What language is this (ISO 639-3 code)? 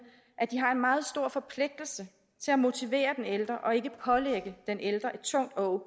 dan